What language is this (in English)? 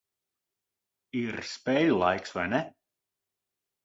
Latvian